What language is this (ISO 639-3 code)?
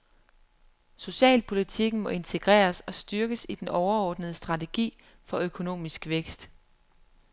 dan